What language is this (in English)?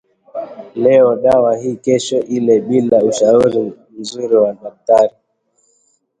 Swahili